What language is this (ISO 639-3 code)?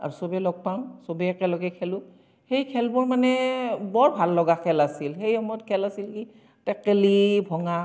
asm